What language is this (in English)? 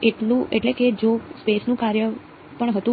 Gujarati